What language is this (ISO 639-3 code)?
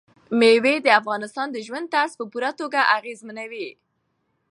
pus